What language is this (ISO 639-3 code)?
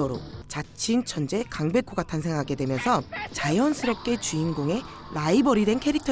kor